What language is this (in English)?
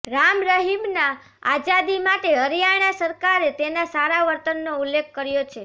Gujarati